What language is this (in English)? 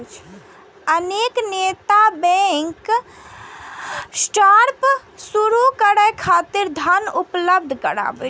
Maithili